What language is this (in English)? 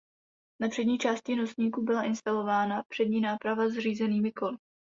Czech